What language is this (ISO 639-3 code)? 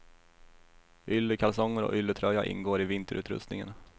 swe